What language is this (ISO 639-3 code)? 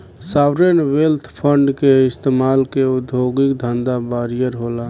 bho